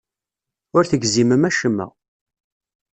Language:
Kabyle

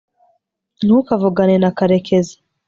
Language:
Kinyarwanda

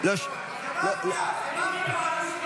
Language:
Hebrew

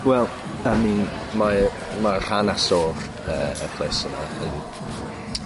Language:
Welsh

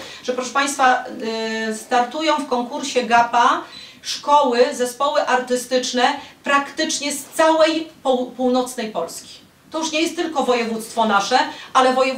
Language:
Polish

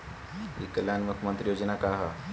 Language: Bhojpuri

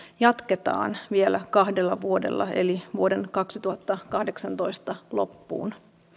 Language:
Finnish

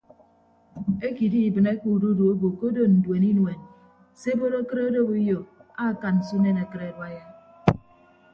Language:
Ibibio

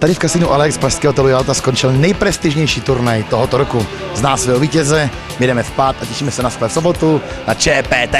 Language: Czech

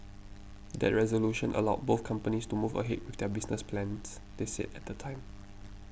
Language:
English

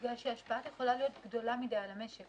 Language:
Hebrew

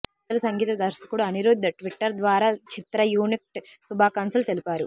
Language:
Telugu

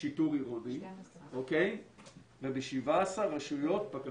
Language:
Hebrew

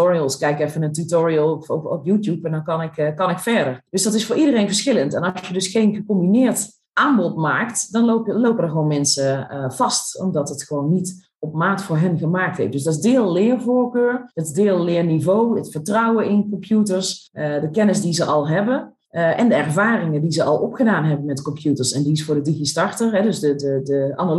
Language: Dutch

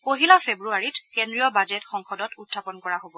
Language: Assamese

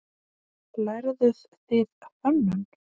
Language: Icelandic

